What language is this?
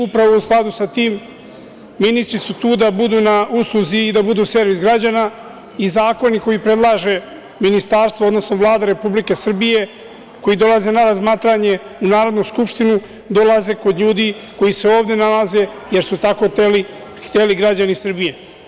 Serbian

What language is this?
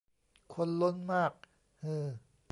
Thai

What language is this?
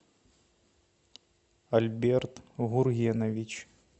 Russian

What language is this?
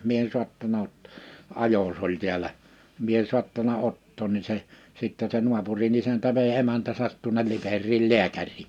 Finnish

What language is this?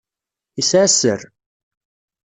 Kabyle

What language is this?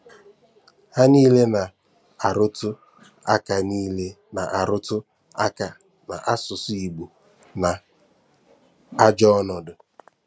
Igbo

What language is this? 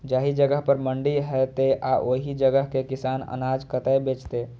Maithili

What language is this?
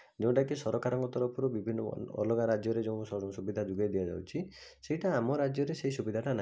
Odia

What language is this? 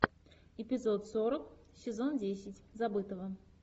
Russian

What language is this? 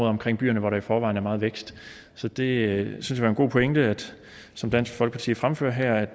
Danish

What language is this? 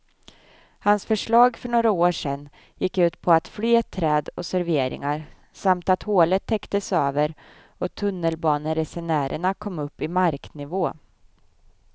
Swedish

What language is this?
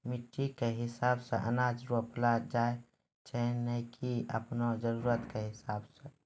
Maithili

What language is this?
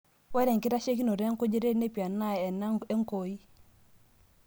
Masai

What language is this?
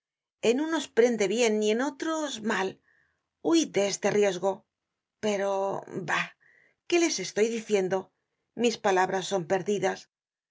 Spanish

